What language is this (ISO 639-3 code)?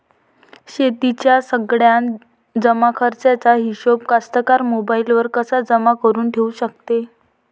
mar